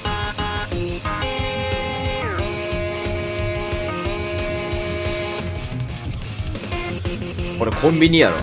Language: Japanese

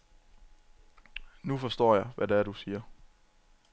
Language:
Danish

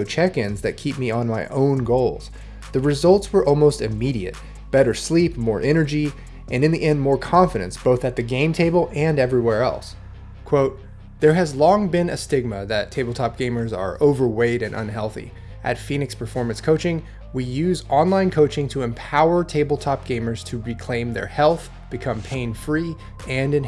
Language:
English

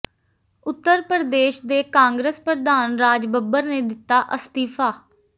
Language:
Punjabi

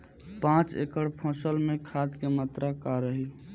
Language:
Bhojpuri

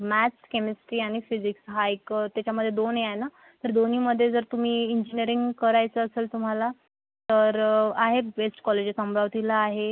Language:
Marathi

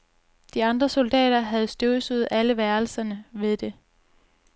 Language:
Danish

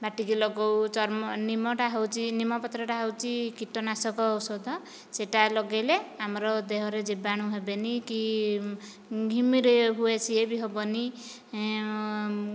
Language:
Odia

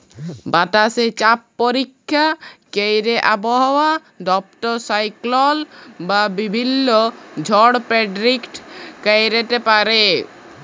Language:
Bangla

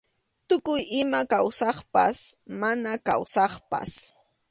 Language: Arequipa-La Unión Quechua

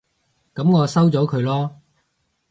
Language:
Cantonese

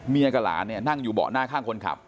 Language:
Thai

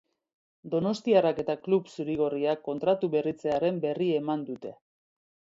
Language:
Basque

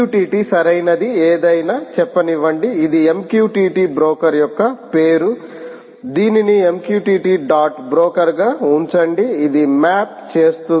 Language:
Telugu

